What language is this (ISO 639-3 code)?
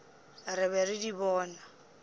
nso